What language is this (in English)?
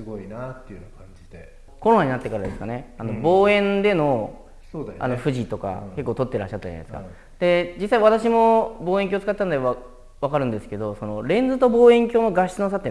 Japanese